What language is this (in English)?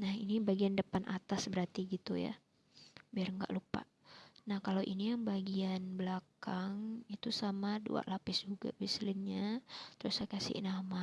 Indonesian